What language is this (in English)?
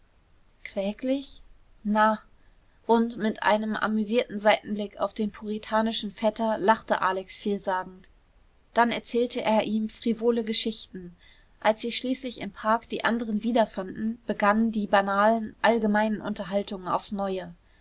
German